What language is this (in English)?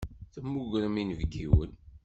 Kabyle